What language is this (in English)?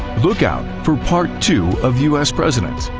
English